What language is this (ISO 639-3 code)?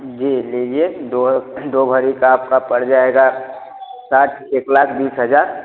hin